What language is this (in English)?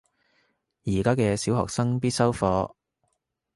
Cantonese